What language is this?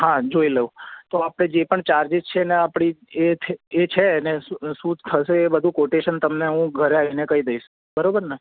Gujarati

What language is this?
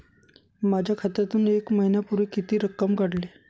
Marathi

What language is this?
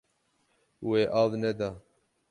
Kurdish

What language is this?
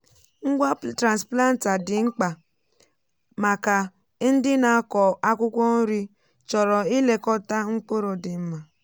Igbo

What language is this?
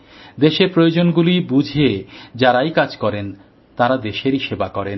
Bangla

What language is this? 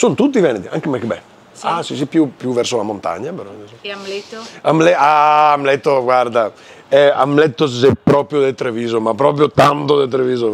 Italian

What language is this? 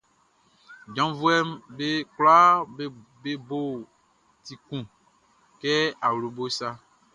Baoulé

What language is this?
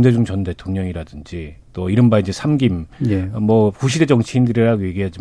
Korean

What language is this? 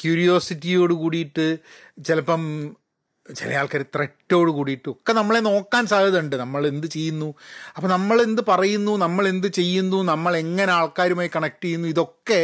Malayalam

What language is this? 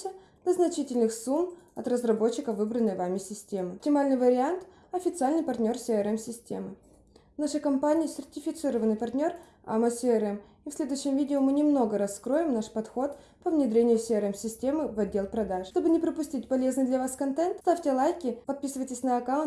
Russian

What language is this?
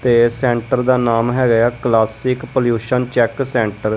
Punjabi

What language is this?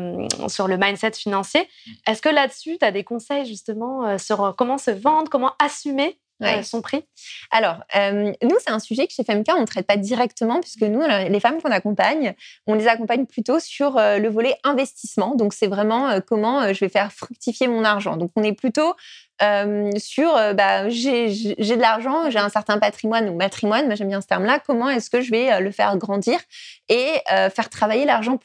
French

